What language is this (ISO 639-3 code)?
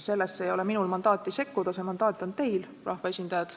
est